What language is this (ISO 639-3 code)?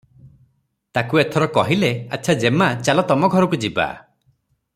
ori